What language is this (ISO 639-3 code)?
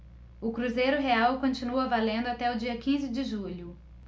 por